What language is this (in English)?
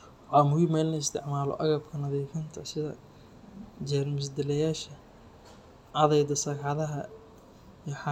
Somali